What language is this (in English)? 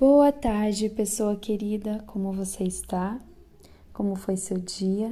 Portuguese